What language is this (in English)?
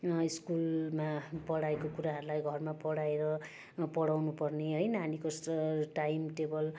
Nepali